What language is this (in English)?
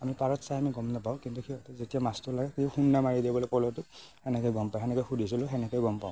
Assamese